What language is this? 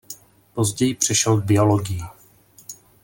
Czech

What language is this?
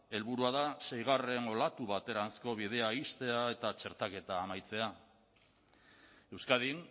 Basque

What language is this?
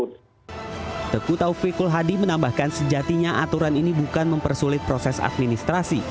Indonesian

